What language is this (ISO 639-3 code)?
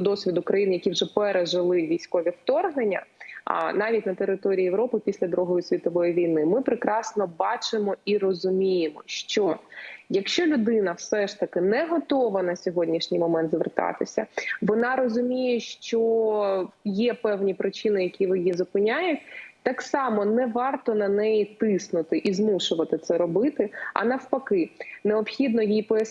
ukr